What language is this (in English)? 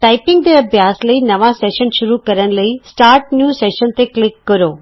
Punjabi